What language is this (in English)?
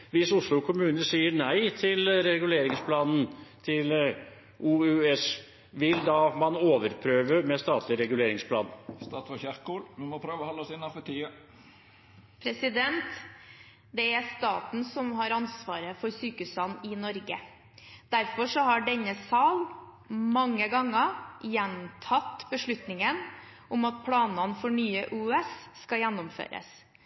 Norwegian